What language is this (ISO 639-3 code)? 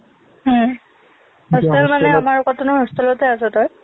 asm